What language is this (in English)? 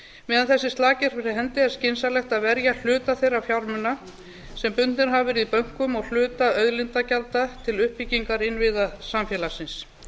Icelandic